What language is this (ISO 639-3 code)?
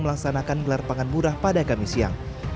ind